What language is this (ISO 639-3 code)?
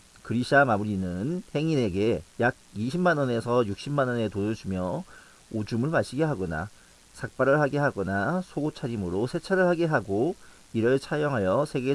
kor